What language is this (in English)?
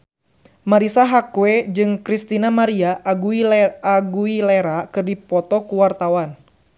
Sundanese